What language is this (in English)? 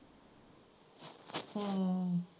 Punjabi